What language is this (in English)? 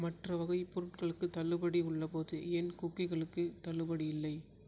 Tamil